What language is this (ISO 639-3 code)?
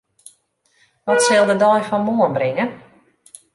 fry